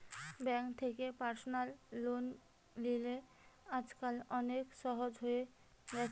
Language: Bangla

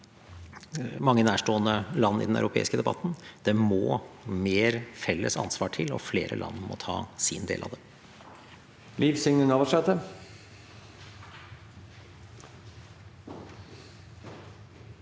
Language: Norwegian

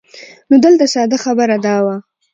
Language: Pashto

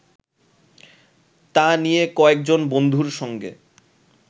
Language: Bangla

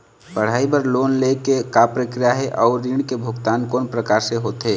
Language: Chhattisgarhi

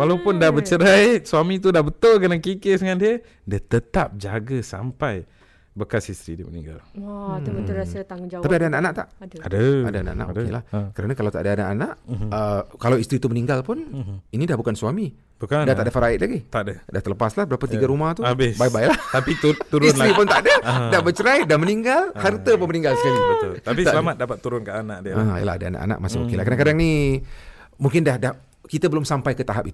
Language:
Malay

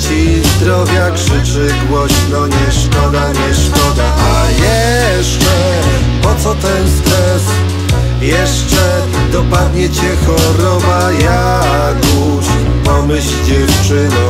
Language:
Polish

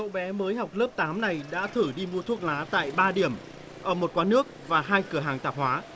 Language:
Vietnamese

